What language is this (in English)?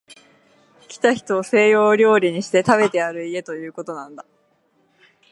Japanese